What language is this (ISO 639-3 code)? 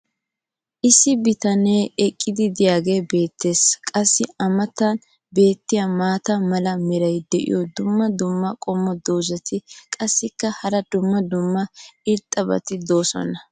wal